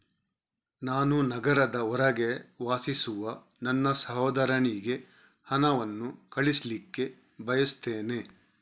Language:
Kannada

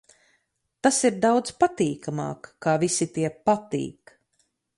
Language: Latvian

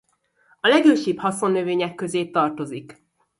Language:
Hungarian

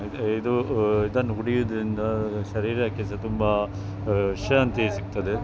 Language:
Kannada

